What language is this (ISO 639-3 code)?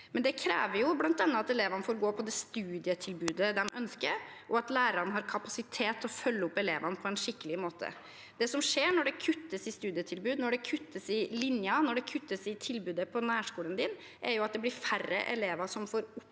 nor